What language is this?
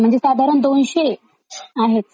Marathi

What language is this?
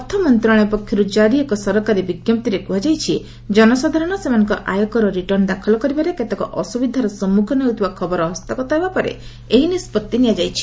Odia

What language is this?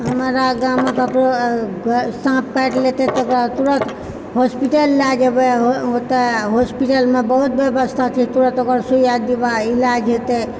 Maithili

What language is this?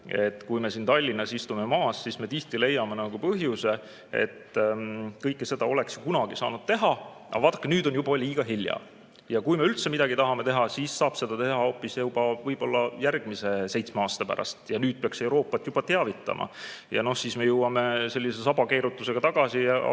Estonian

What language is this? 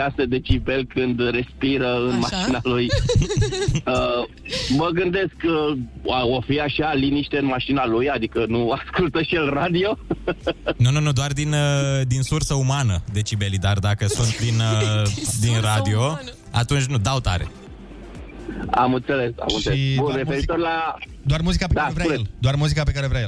Romanian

